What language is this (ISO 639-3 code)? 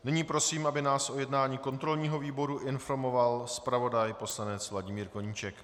ces